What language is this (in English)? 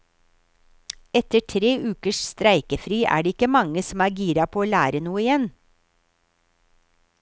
Norwegian